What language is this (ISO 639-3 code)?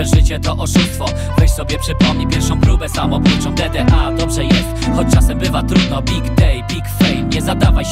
pol